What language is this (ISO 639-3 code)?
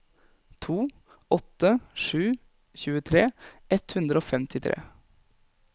nor